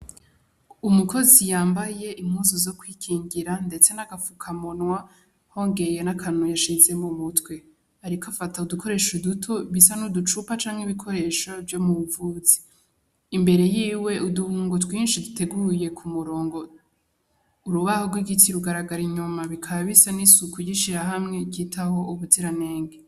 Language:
Rundi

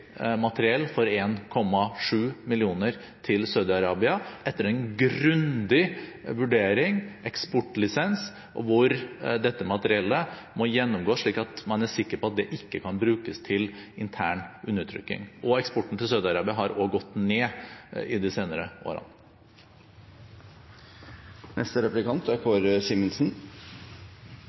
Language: Norwegian Bokmål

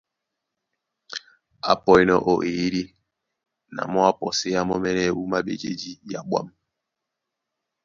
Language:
Duala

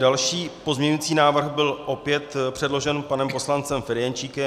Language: Czech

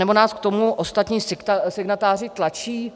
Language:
Czech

